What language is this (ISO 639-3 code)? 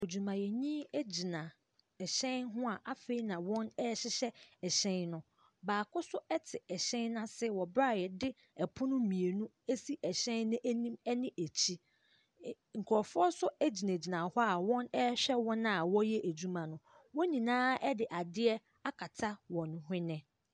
aka